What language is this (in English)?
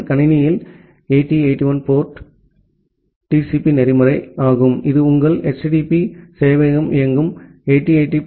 Tamil